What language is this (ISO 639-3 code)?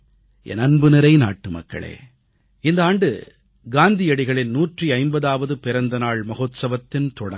tam